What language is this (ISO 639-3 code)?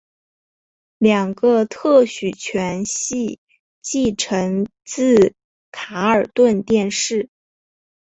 zho